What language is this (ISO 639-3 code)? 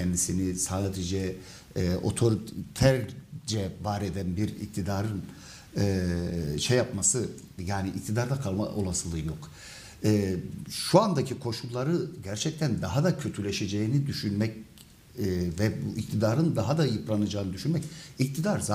tur